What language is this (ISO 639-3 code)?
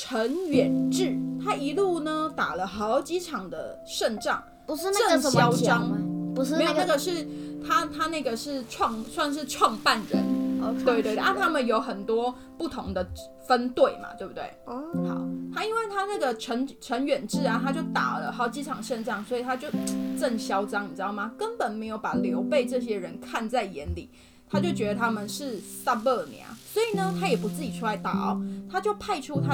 zho